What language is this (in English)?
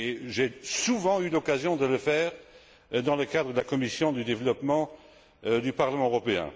French